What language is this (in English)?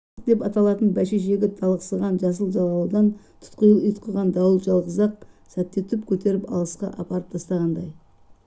Kazakh